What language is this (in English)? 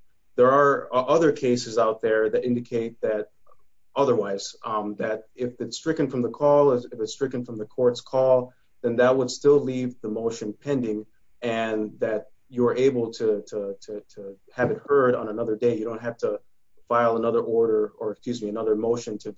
English